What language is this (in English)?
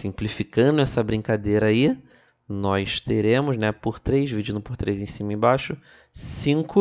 Portuguese